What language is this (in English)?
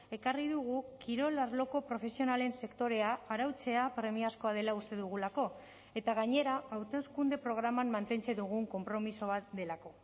Basque